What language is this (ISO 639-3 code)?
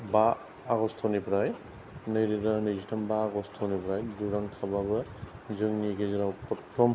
brx